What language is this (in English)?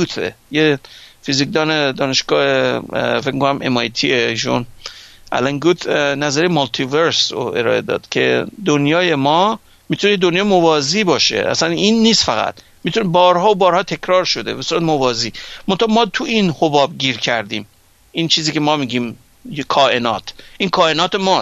Persian